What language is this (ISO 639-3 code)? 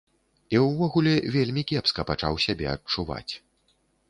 bel